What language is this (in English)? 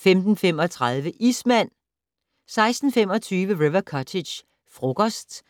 Danish